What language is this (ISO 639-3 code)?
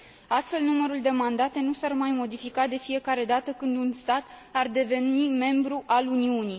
ron